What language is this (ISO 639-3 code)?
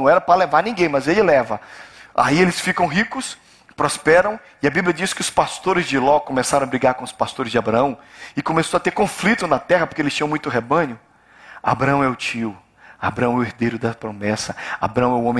por